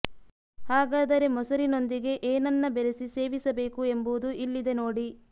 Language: Kannada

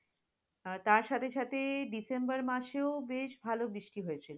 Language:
Bangla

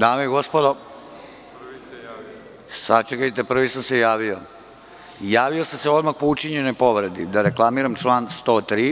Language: Serbian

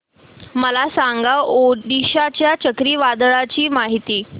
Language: Marathi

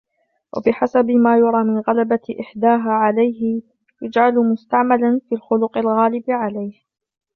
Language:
Arabic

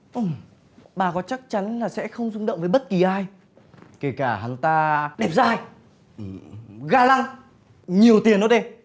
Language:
Vietnamese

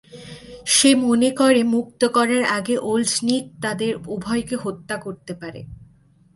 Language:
Bangla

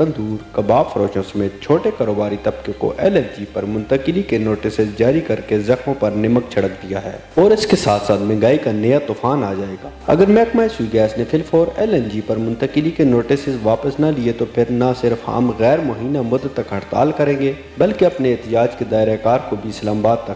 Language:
Hindi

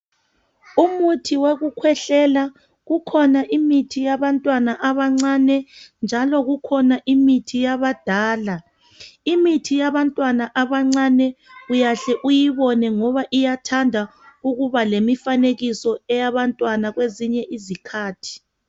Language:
North Ndebele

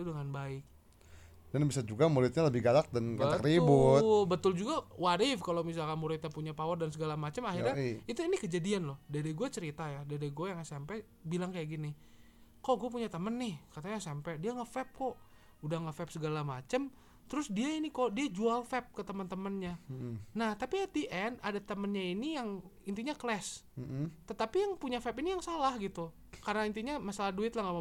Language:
Indonesian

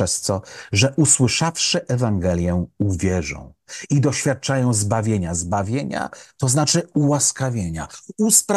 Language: Polish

